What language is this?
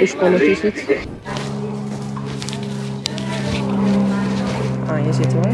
Dutch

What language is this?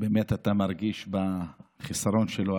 Hebrew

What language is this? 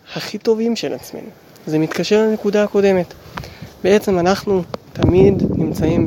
Hebrew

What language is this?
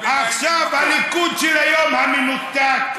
Hebrew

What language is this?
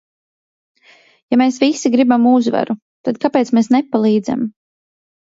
Latvian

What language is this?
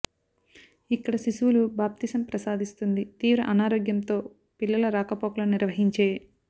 Telugu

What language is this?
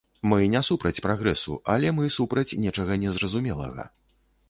Belarusian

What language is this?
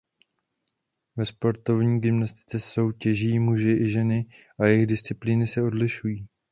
Czech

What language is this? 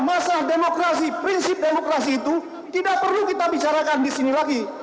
Indonesian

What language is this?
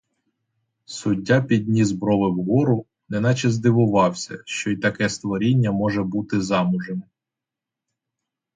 Ukrainian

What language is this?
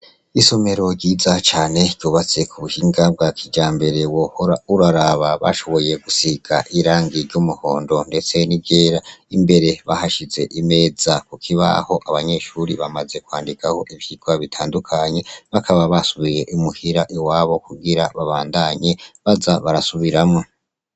Rundi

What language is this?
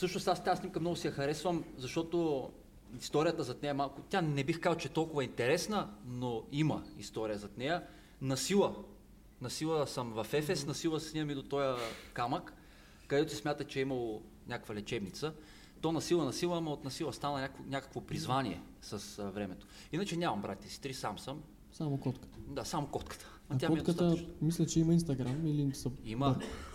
Bulgarian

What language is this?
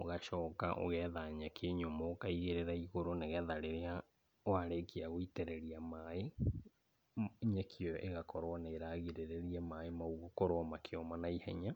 Kikuyu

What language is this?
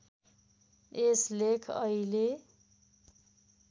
Nepali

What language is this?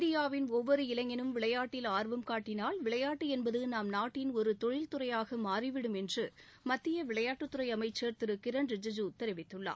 Tamil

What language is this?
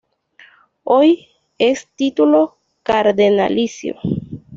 Spanish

